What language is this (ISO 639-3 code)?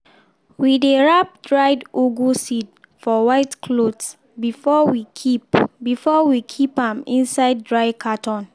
pcm